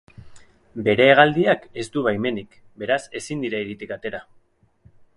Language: Basque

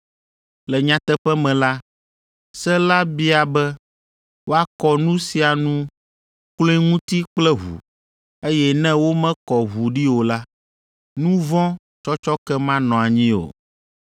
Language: Ewe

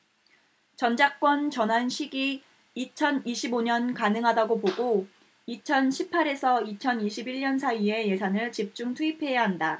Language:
Korean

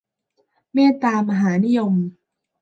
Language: Thai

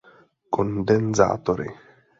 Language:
Czech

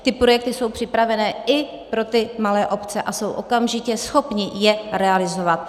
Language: Czech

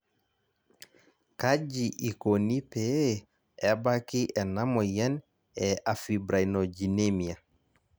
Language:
Masai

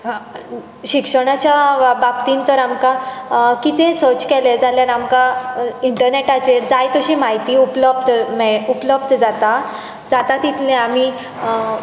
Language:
Konkani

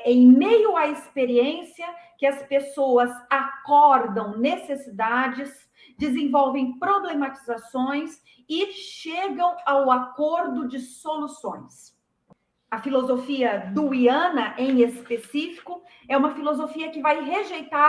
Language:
Portuguese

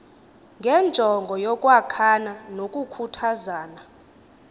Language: Xhosa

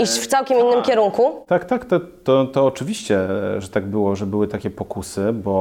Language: Polish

